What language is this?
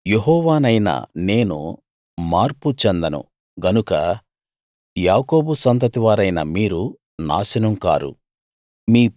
Telugu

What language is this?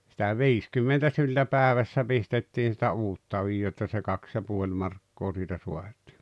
Finnish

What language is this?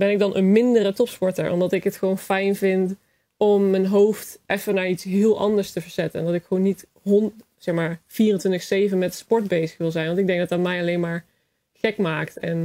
Dutch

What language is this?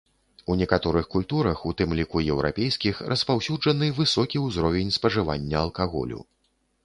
Belarusian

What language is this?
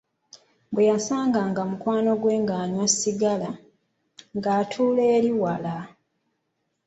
Ganda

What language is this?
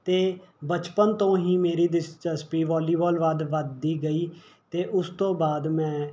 Punjabi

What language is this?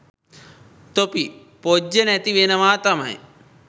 Sinhala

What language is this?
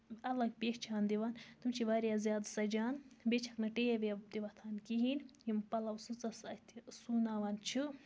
Kashmiri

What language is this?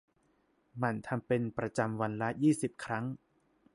Thai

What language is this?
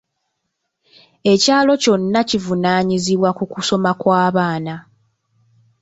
Ganda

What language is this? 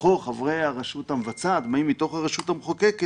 Hebrew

